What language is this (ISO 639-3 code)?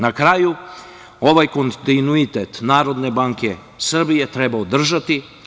srp